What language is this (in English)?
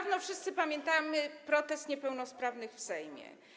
Polish